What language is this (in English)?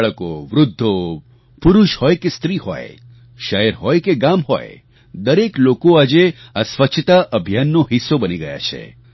Gujarati